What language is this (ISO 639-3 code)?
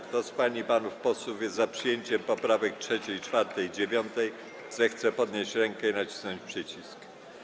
pol